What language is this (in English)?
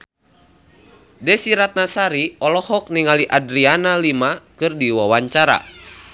Sundanese